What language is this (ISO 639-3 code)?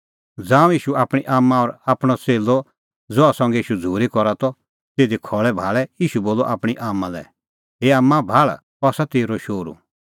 kfx